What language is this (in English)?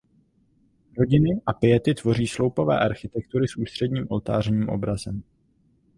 Czech